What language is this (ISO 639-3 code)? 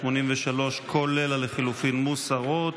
heb